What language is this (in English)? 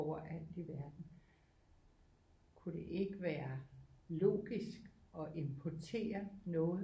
Danish